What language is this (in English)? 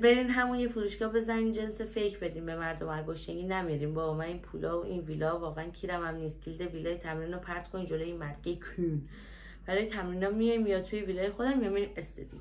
Persian